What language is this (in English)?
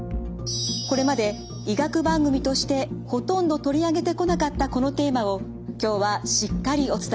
Japanese